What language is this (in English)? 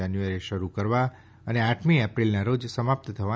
Gujarati